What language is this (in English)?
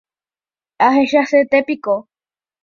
Guarani